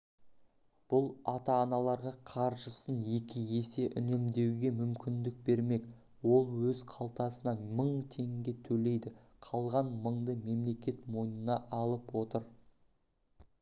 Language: Kazakh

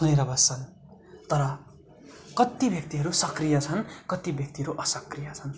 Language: Nepali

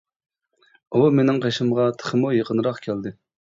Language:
Uyghur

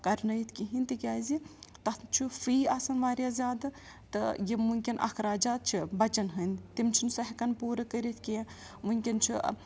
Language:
Kashmiri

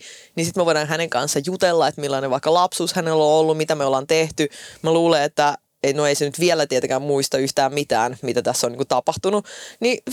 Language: Finnish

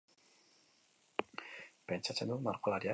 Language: Basque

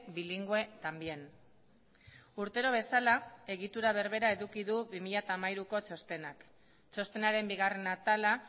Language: Basque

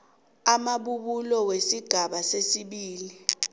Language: South Ndebele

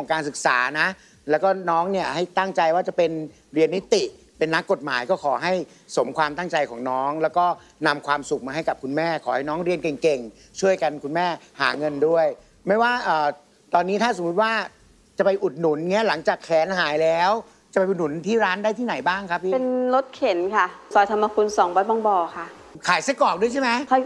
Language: Thai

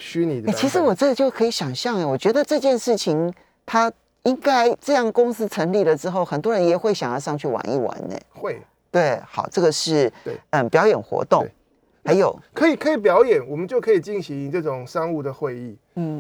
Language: Chinese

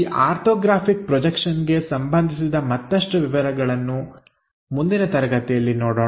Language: Kannada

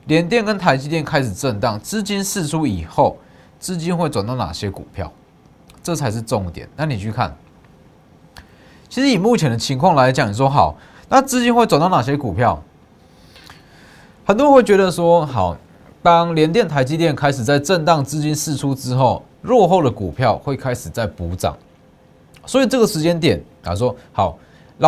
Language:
Chinese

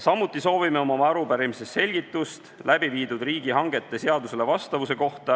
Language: Estonian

